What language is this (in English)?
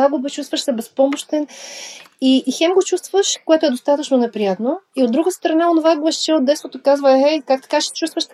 Bulgarian